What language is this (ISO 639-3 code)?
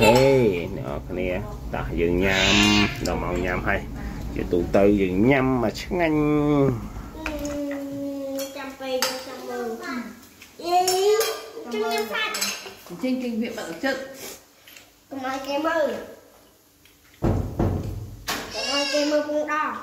vie